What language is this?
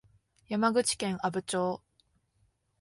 Japanese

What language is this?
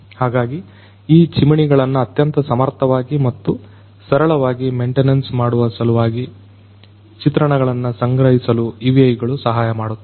Kannada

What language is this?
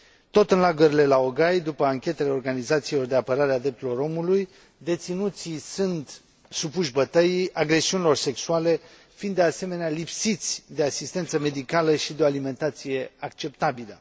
Romanian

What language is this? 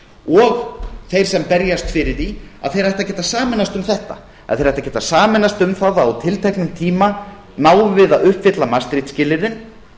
Icelandic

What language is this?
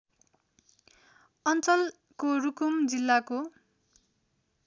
Nepali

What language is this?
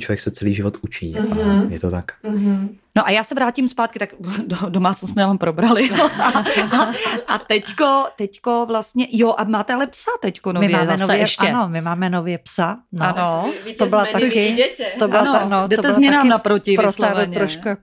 Czech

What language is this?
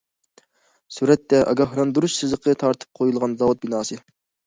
Uyghur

